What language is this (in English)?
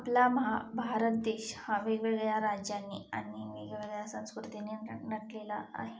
Marathi